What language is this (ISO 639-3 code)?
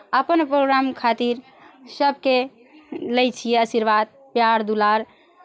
mai